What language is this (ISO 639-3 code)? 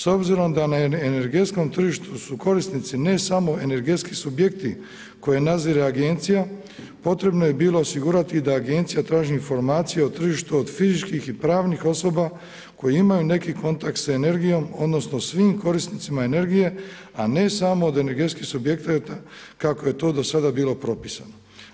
hrv